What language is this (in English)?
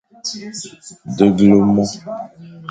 Fang